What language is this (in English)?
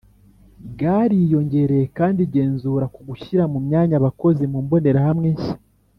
Kinyarwanda